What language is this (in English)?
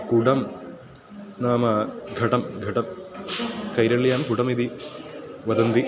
Sanskrit